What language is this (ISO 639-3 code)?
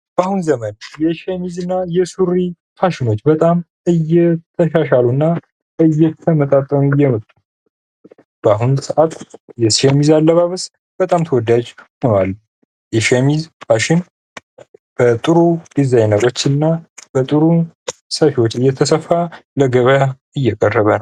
amh